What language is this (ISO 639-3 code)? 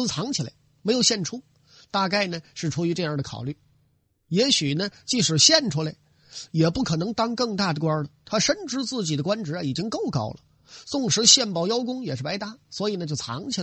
zho